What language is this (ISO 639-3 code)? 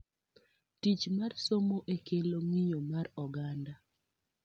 luo